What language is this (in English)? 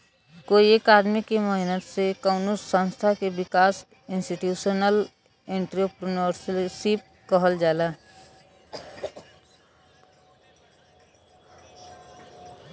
Bhojpuri